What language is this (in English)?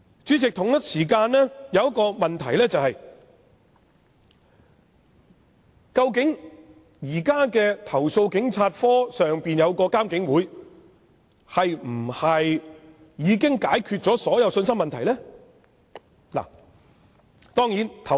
Cantonese